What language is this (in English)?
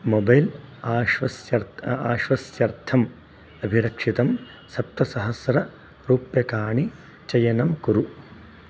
Sanskrit